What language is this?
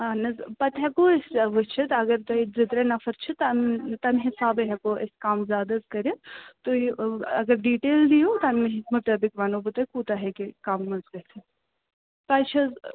Kashmiri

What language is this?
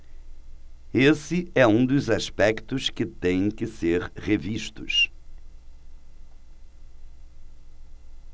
Portuguese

